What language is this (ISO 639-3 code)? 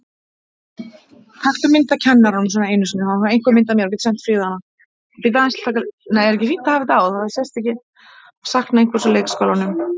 isl